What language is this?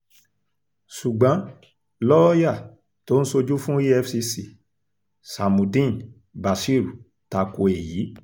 Yoruba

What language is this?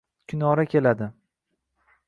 Uzbek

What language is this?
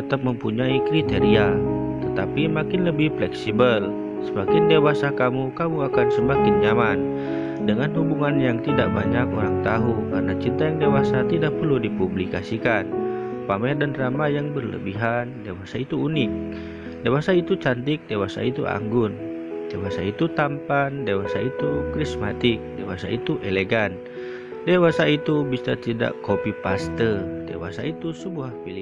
Indonesian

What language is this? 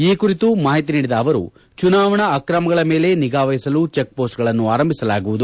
Kannada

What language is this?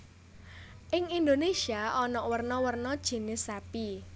Javanese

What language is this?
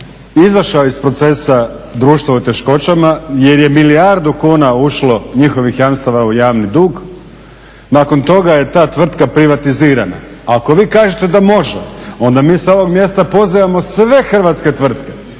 Croatian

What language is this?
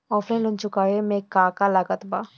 Bhojpuri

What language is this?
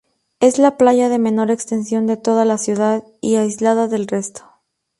Spanish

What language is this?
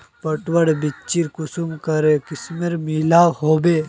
Magahi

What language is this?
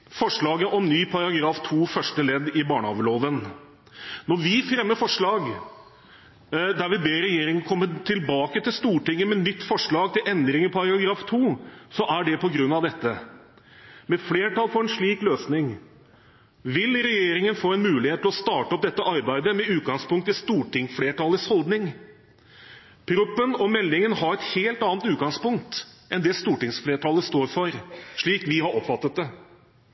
Norwegian Bokmål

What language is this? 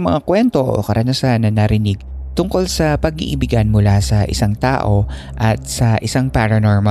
Filipino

